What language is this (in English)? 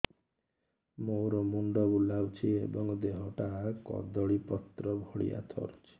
Odia